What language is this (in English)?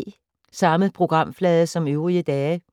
Danish